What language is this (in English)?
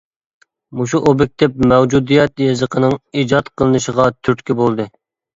Uyghur